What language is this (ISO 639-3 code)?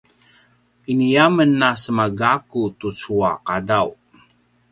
pwn